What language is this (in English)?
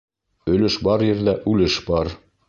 Bashkir